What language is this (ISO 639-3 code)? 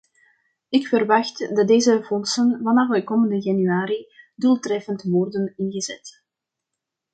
nld